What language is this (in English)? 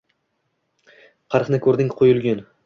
Uzbek